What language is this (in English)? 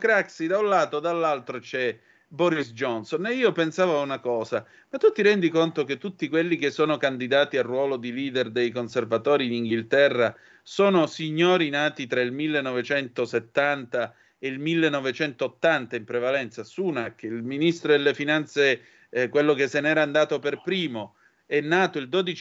Italian